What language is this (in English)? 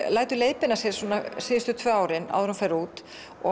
Icelandic